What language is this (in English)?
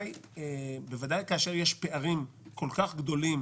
Hebrew